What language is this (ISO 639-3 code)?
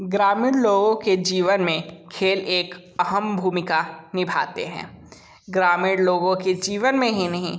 hin